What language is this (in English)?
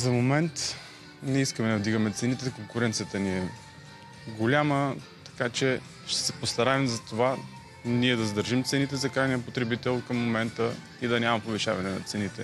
Bulgarian